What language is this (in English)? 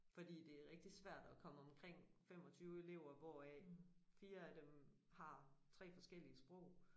Danish